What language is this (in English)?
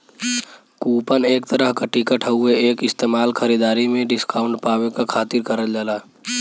Bhojpuri